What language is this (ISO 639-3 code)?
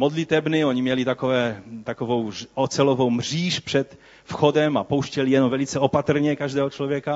ces